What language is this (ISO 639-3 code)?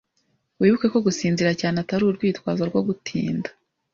kin